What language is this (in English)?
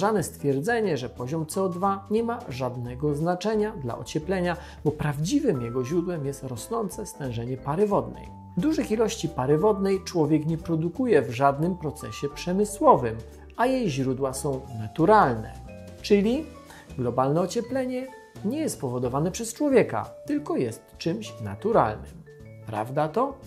Polish